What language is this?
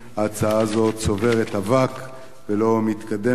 Hebrew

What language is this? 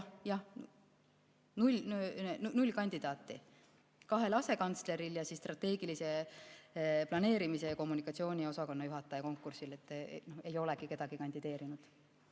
Estonian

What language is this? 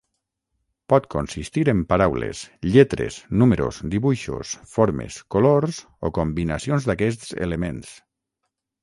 Catalan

